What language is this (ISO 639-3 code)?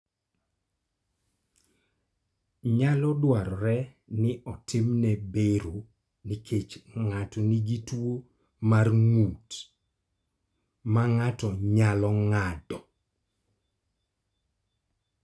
luo